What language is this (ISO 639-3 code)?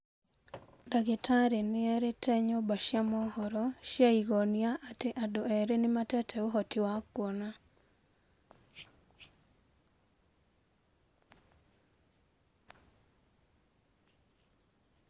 kik